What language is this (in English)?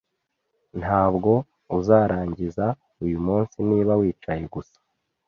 Kinyarwanda